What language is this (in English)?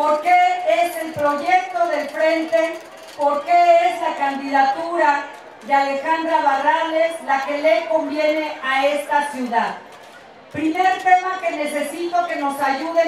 Spanish